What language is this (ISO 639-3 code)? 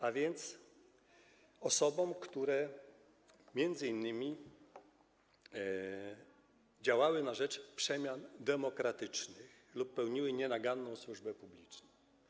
pol